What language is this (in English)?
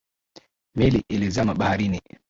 Swahili